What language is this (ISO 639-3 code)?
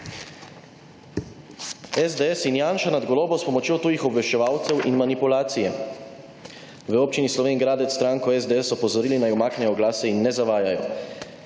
slv